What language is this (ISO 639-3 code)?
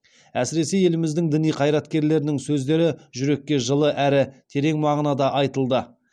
kaz